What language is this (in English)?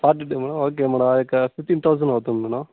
Telugu